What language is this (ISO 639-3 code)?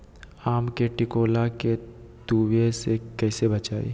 mag